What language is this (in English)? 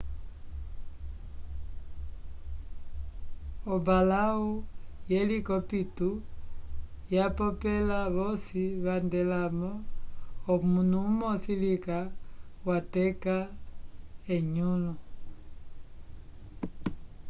Umbundu